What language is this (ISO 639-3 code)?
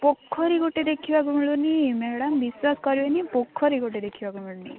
ori